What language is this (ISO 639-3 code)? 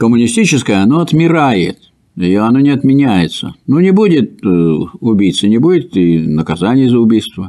rus